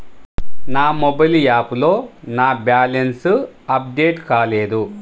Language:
Telugu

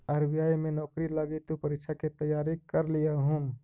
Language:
Magahi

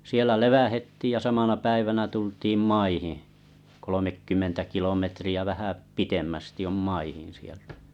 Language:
Finnish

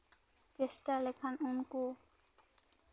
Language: Santali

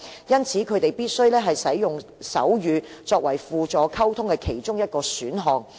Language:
Cantonese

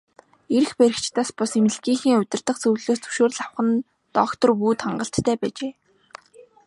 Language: Mongolian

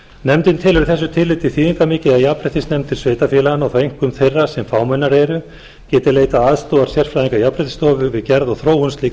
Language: Icelandic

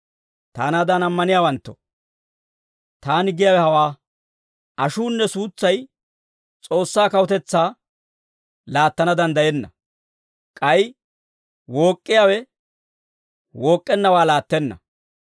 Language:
Dawro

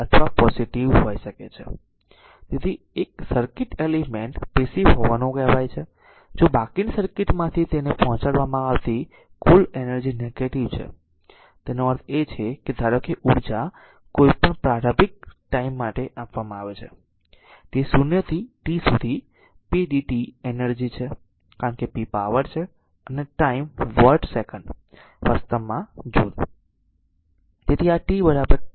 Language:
Gujarati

